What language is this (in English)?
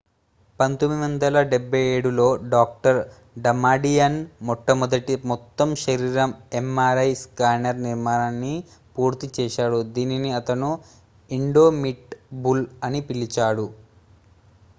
Telugu